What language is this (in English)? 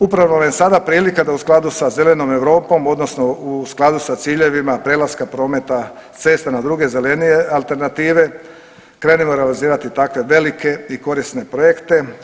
Croatian